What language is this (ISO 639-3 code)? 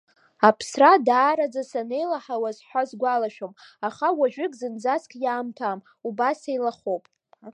abk